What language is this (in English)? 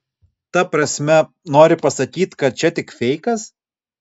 Lithuanian